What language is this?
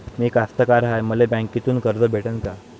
Marathi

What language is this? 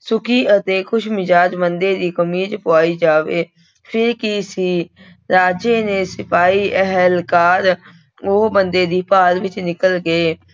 Punjabi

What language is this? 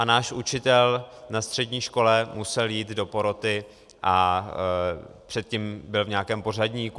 Czech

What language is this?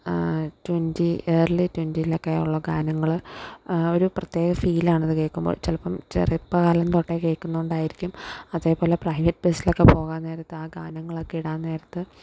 Malayalam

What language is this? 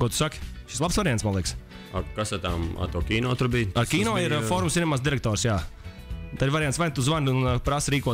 Latvian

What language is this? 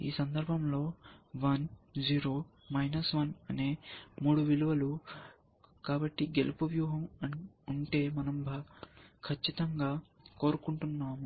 Telugu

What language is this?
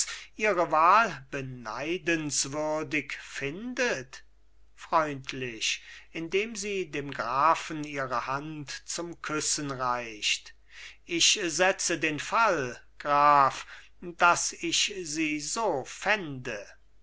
German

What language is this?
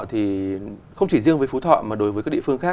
Vietnamese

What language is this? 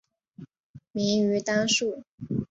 Chinese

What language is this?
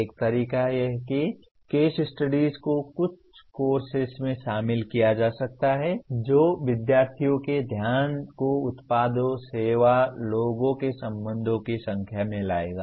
Hindi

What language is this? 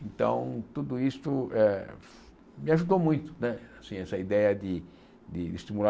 Portuguese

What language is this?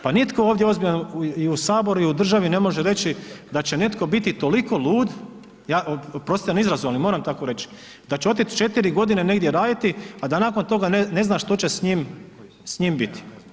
Croatian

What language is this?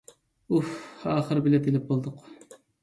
Uyghur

